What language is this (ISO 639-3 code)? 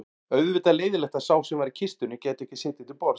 isl